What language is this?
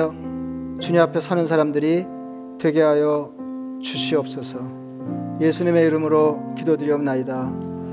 Korean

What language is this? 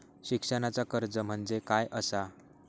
Marathi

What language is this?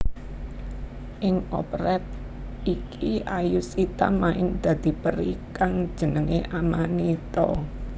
Javanese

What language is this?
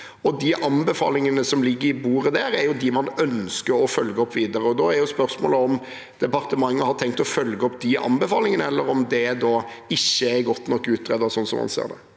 Norwegian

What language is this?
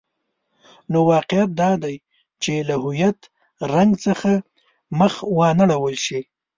Pashto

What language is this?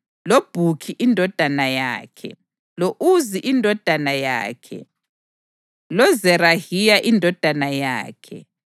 North Ndebele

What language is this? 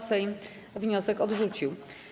Polish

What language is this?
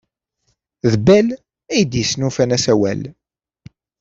Kabyle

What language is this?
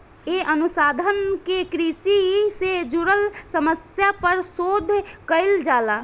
Bhojpuri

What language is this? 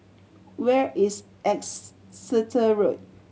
English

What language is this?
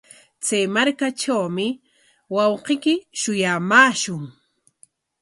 Corongo Ancash Quechua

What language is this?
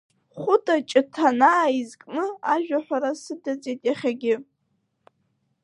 Abkhazian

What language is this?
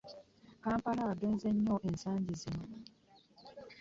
Ganda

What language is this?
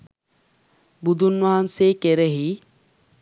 Sinhala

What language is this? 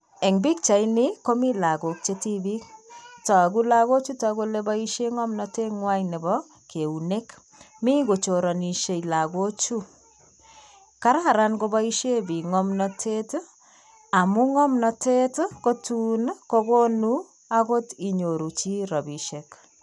Kalenjin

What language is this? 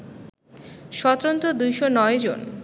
Bangla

